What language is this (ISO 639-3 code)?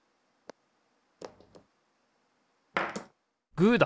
jpn